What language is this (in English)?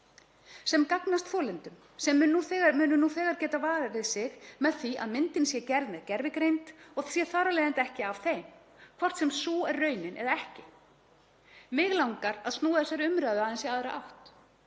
Icelandic